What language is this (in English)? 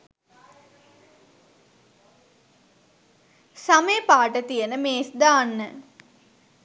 Sinhala